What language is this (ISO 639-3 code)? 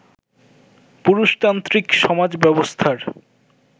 ben